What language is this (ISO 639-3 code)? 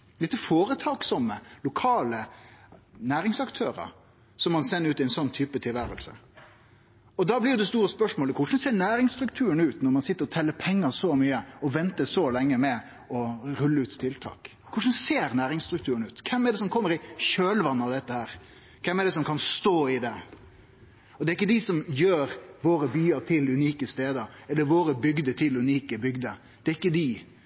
nno